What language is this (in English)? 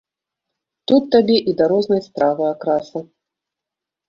Belarusian